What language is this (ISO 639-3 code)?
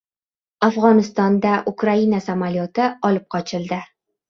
uzb